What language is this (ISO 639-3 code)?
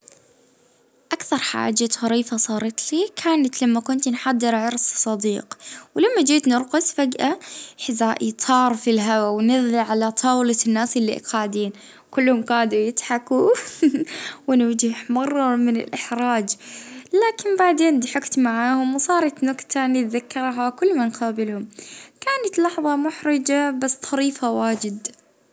ayl